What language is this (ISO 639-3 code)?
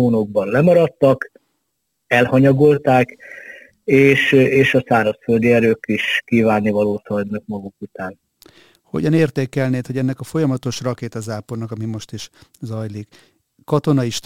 hun